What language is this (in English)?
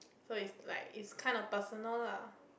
English